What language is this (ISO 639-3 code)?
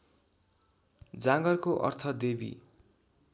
nep